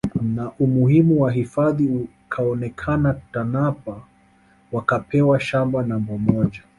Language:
Swahili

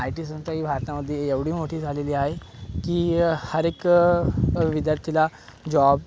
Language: Marathi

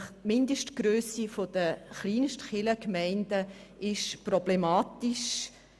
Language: Swiss German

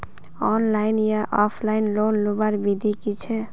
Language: Magahi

